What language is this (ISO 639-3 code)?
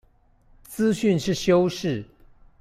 zho